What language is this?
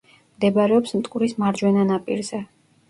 Georgian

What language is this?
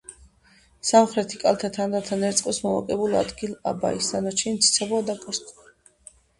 Georgian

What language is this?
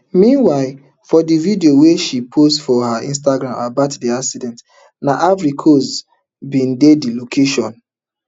Nigerian Pidgin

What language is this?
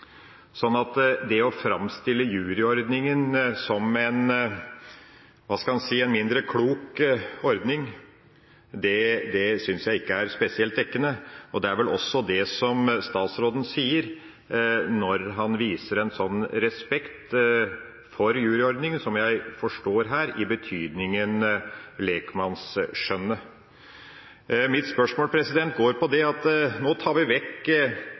Norwegian Bokmål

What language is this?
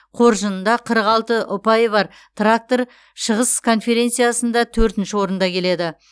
Kazakh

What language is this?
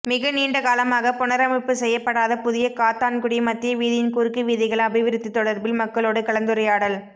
Tamil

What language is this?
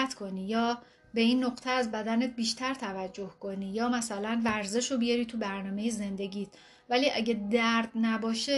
Persian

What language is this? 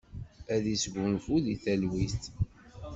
Kabyle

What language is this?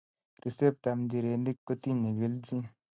Kalenjin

